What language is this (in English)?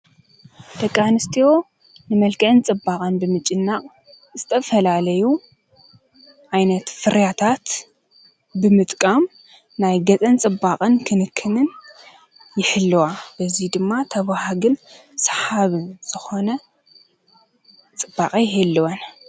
Tigrinya